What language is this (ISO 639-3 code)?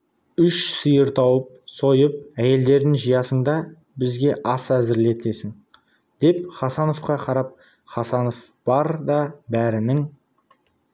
kaz